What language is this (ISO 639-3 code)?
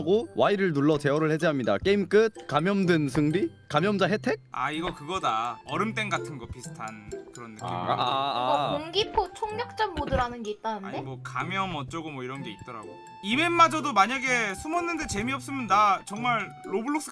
kor